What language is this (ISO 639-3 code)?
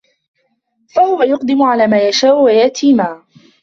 ara